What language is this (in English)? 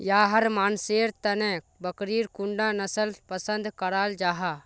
Magahi